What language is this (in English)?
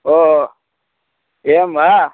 Sanskrit